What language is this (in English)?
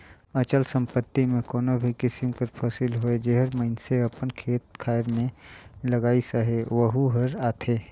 Chhattisgarhi